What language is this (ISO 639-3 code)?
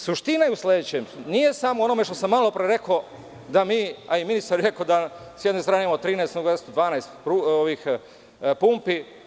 srp